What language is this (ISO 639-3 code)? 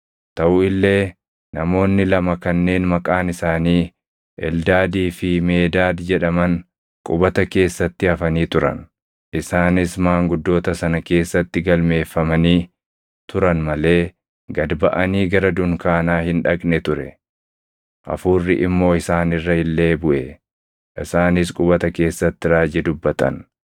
orm